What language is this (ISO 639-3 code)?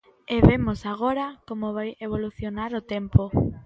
glg